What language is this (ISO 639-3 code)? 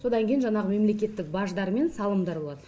kaz